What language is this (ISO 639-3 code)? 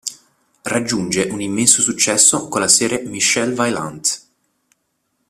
ita